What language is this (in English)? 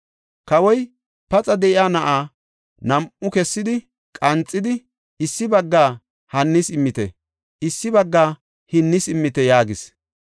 Gofa